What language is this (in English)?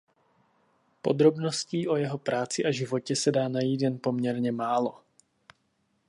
Czech